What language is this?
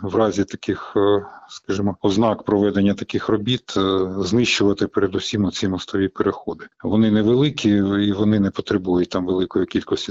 Ukrainian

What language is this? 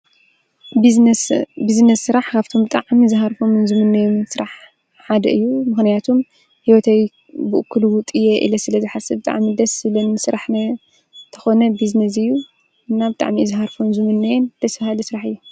Tigrinya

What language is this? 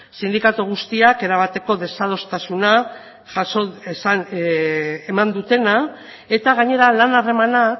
Basque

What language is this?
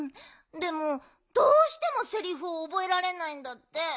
Japanese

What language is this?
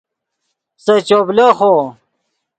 Yidgha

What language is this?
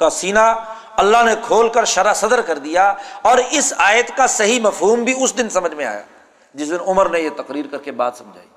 Urdu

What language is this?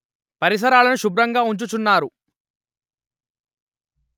Telugu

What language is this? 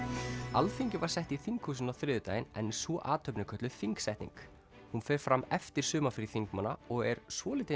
Icelandic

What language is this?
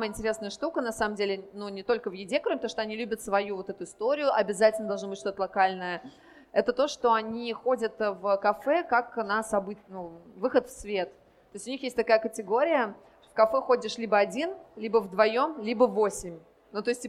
Russian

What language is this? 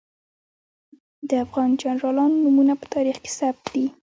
Pashto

